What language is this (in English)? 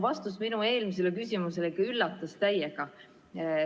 Estonian